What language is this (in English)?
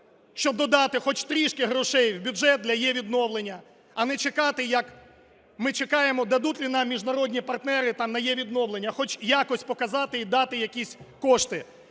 Ukrainian